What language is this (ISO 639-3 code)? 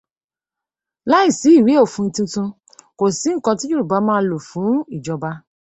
yor